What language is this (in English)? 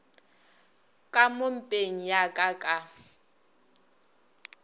Northern Sotho